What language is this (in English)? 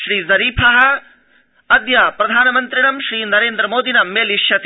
Sanskrit